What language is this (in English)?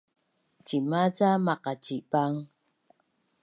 Bunun